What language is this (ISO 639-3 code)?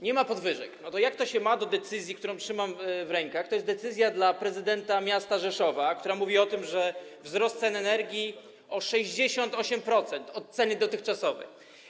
pol